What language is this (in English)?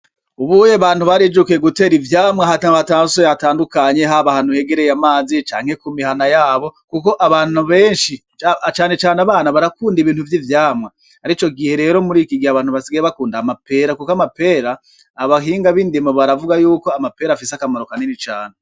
Rundi